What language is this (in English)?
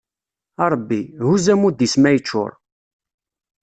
Kabyle